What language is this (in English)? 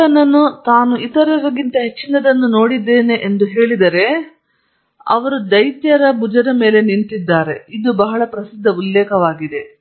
Kannada